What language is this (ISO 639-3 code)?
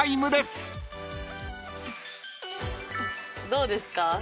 jpn